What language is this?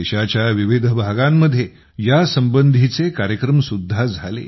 Marathi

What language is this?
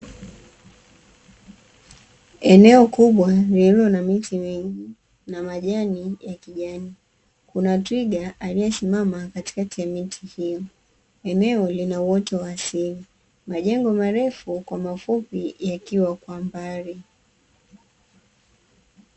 Swahili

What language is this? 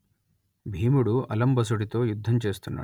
Telugu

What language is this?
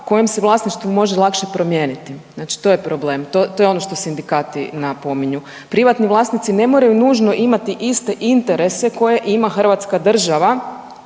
Croatian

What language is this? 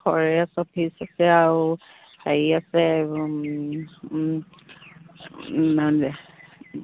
Assamese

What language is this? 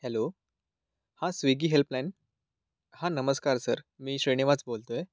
Marathi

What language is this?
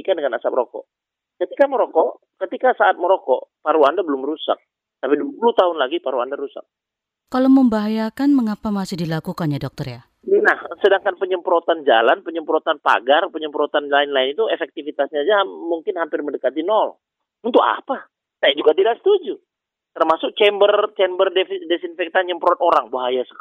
Indonesian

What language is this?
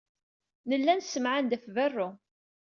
Kabyle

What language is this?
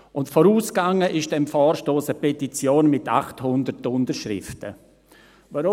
Swiss German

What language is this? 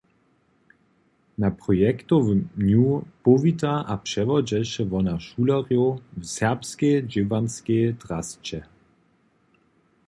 Upper Sorbian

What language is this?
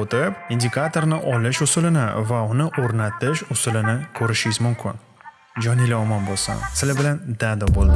Uzbek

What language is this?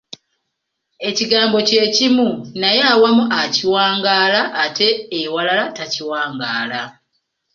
Ganda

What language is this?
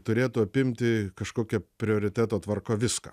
Lithuanian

